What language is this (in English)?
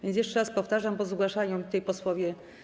Polish